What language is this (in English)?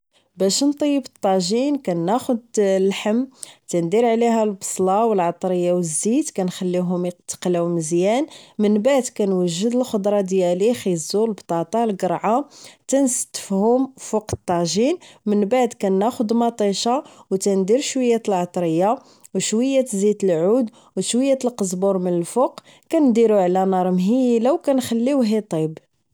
Moroccan Arabic